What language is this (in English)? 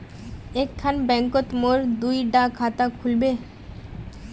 Magahi